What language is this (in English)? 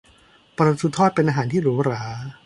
Thai